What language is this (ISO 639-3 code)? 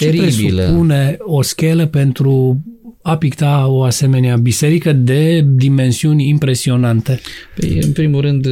ron